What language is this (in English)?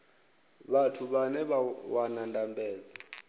Venda